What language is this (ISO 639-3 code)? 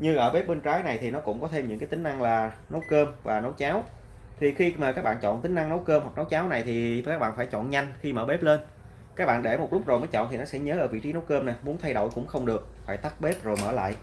vie